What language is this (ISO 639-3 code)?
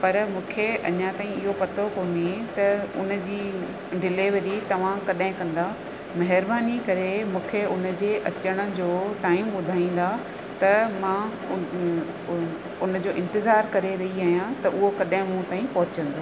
snd